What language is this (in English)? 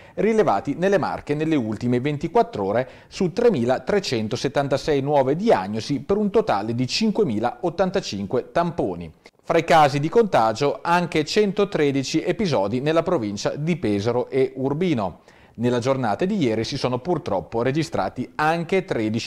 Italian